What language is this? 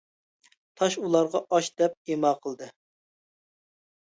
Uyghur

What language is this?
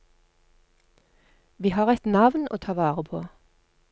Norwegian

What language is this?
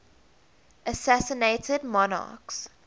English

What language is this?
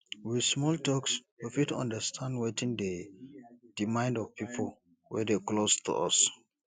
Nigerian Pidgin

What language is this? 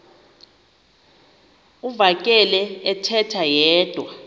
Xhosa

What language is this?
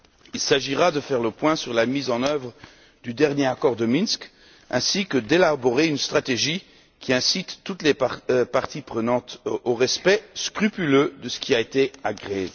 French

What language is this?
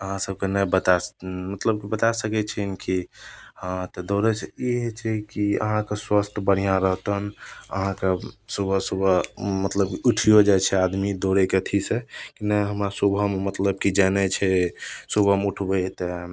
Maithili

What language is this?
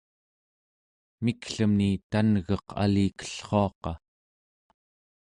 Central Yupik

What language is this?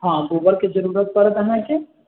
Maithili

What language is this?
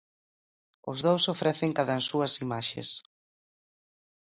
Galician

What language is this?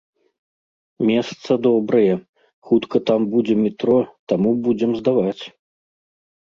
Belarusian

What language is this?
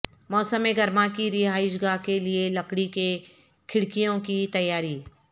Urdu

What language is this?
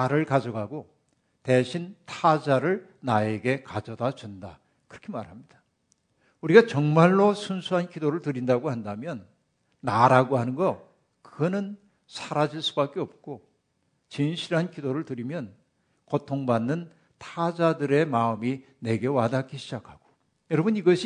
Korean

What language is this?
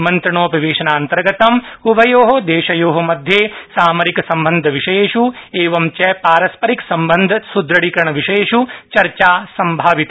Sanskrit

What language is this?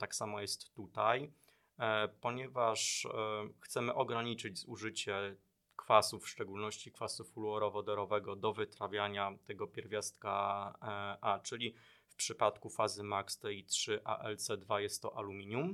Polish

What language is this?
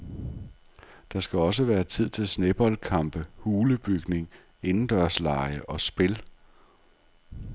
Danish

